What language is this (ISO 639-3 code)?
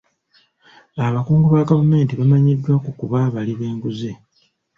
lug